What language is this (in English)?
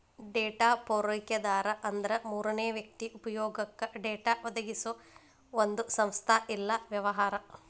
Kannada